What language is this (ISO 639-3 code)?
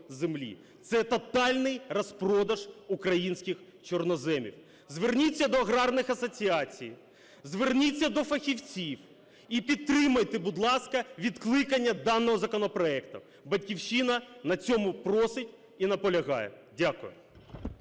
ukr